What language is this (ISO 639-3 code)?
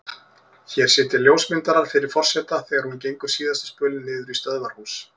isl